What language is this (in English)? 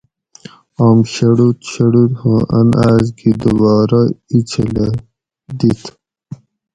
Gawri